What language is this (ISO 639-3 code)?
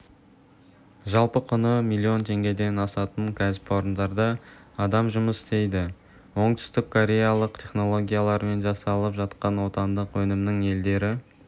kaz